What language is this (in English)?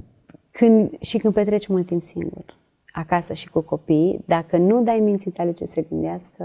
Romanian